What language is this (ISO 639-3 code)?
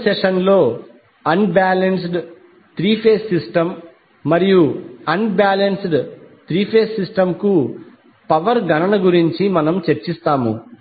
tel